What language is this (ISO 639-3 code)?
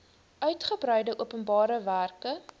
afr